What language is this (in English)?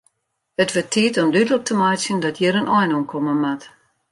Western Frisian